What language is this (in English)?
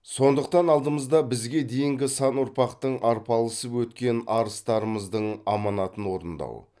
Kazakh